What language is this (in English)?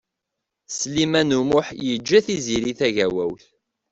Kabyle